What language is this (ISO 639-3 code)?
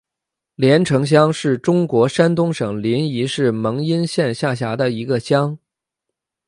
zho